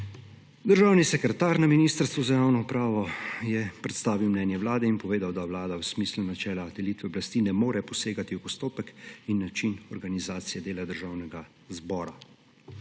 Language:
Slovenian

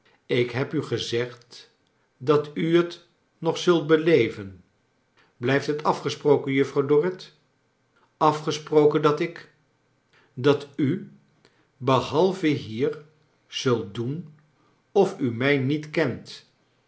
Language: Dutch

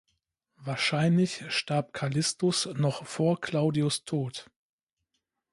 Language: German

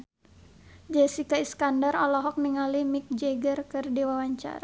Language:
Sundanese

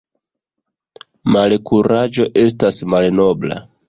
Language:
Esperanto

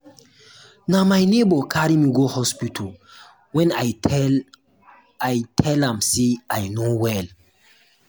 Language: Nigerian Pidgin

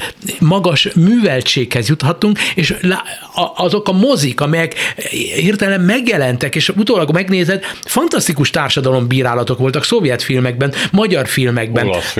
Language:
Hungarian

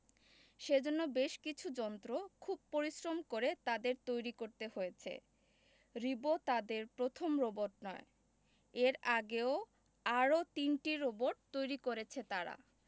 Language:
Bangla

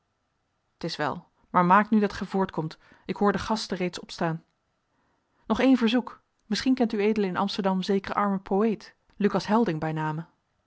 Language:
Dutch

